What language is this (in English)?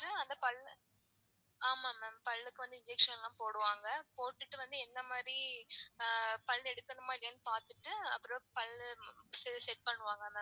Tamil